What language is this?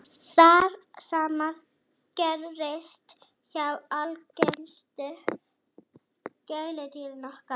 Icelandic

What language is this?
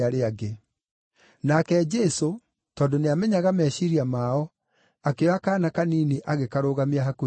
Kikuyu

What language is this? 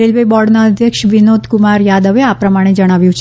Gujarati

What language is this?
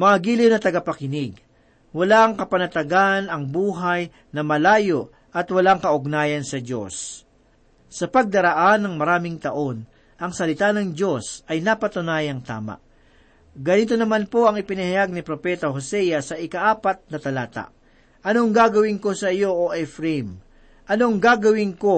Filipino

